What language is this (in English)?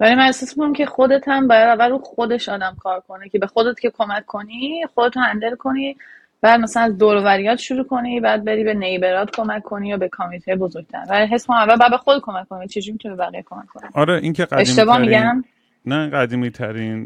Persian